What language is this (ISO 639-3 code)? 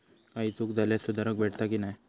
mar